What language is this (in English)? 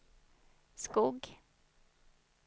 Swedish